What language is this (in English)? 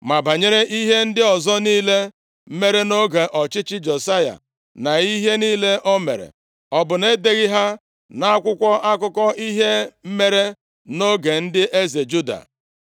Igbo